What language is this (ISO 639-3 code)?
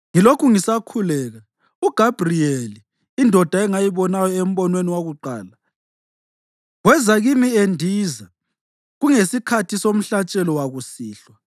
nde